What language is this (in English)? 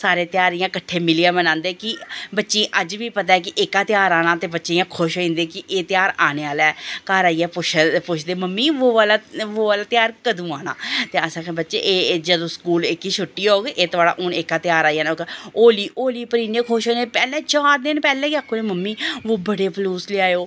Dogri